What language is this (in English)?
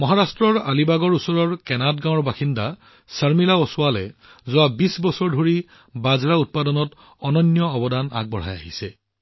Assamese